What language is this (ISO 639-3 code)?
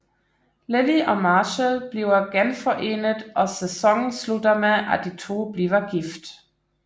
dan